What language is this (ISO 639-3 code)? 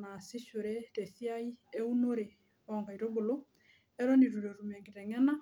mas